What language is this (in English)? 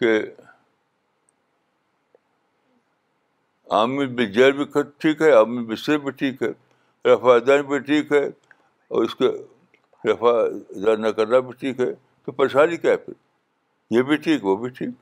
Urdu